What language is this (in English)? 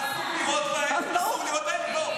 Hebrew